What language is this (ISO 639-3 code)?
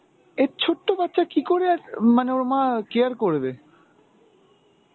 ben